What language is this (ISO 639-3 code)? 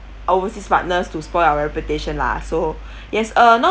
eng